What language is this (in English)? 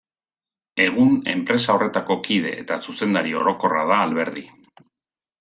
Basque